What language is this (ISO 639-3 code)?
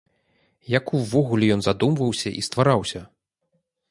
bel